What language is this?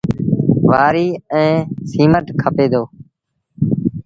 Sindhi Bhil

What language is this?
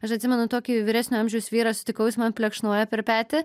Lithuanian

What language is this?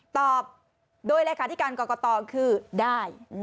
Thai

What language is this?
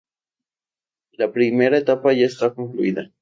Spanish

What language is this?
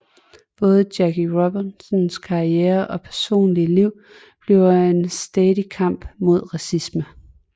Danish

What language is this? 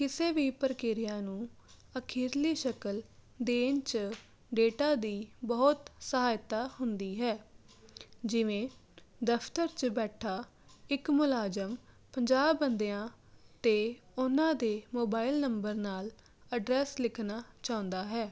Punjabi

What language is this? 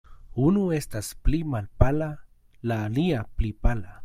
Esperanto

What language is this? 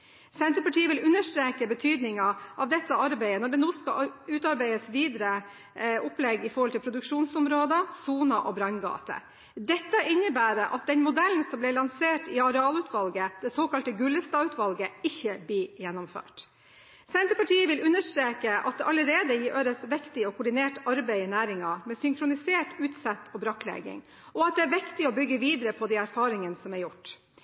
Norwegian Bokmål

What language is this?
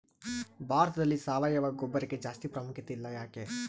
Kannada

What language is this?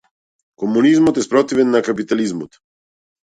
Macedonian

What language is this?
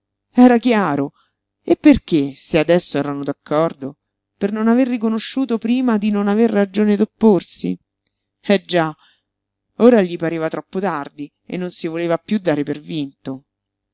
Italian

